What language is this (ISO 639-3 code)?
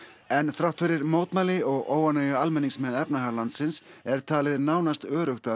isl